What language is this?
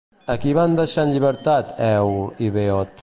Catalan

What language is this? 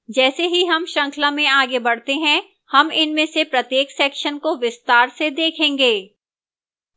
Hindi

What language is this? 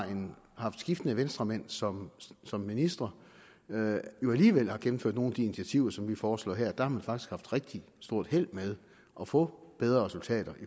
Danish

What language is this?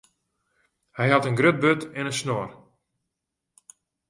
Western Frisian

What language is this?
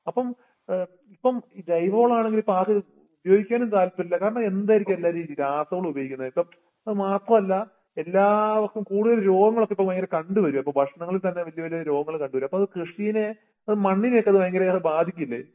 Malayalam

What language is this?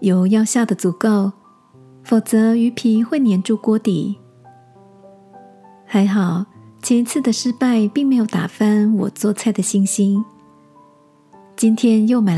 Chinese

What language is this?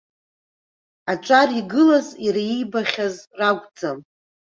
Abkhazian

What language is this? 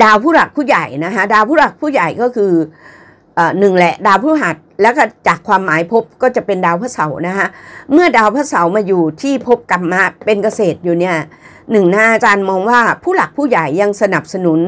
Thai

